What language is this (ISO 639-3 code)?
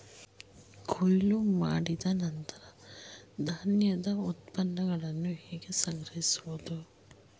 kan